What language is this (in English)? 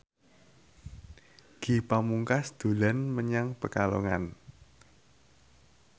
Javanese